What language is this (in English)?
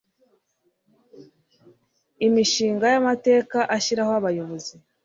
Kinyarwanda